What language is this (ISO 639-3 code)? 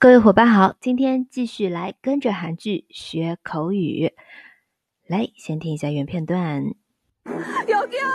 zho